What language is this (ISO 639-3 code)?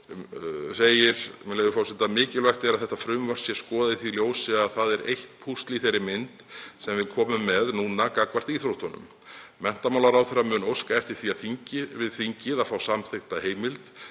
isl